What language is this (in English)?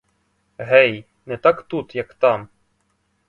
Ukrainian